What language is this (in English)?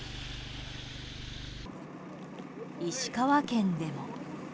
Japanese